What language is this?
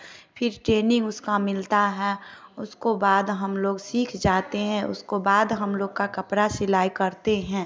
Hindi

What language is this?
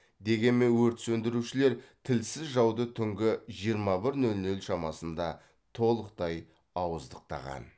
Kazakh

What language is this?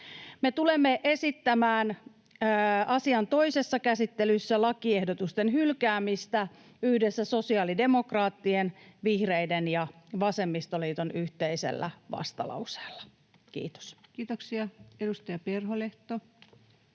Finnish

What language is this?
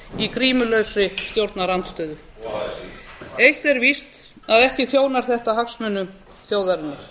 Icelandic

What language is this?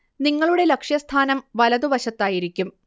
Malayalam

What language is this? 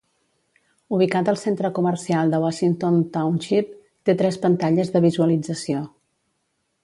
Catalan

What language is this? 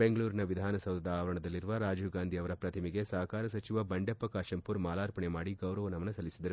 Kannada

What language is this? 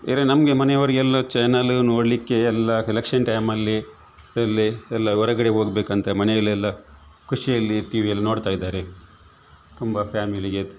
Kannada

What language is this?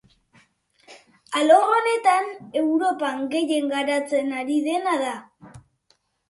Basque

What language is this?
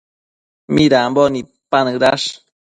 Matsés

